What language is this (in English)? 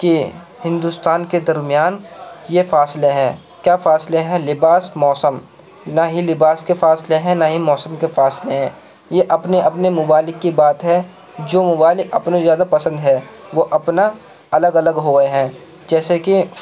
Urdu